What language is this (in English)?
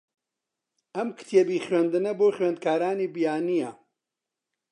Central Kurdish